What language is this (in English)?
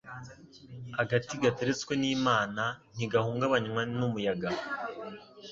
Kinyarwanda